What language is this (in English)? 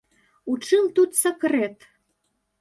Belarusian